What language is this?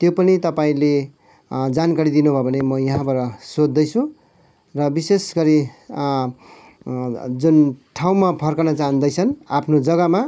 Nepali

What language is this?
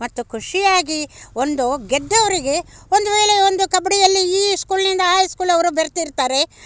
Kannada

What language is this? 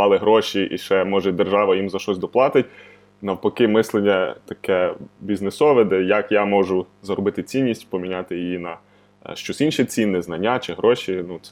Ukrainian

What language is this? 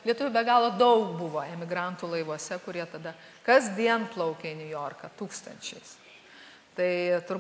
Lithuanian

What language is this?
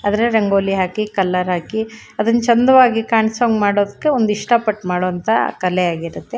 Kannada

